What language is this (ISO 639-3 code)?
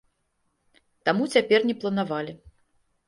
bel